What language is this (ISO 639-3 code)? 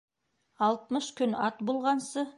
bak